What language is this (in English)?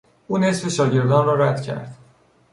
Persian